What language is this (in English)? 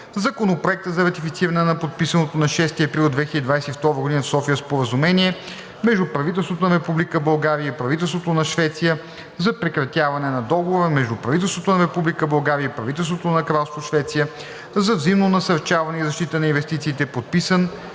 Bulgarian